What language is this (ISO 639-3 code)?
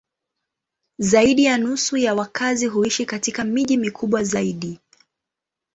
swa